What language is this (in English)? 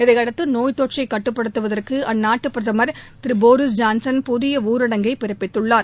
Tamil